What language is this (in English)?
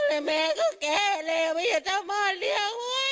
Thai